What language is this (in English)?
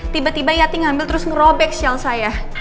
Indonesian